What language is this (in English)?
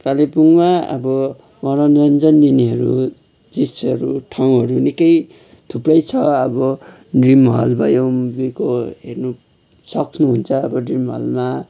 Nepali